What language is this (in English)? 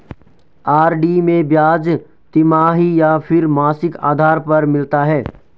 Hindi